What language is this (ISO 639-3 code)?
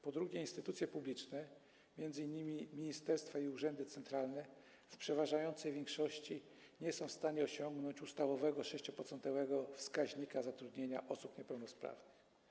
pol